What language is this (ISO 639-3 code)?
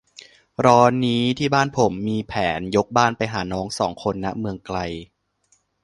tha